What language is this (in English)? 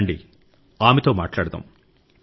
Telugu